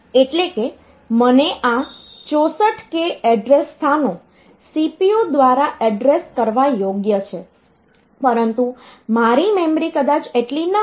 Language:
Gujarati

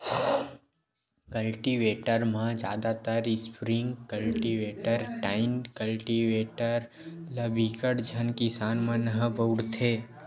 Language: Chhattisgarhi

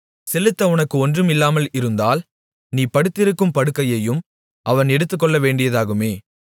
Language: Tamil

